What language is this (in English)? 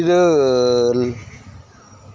Santali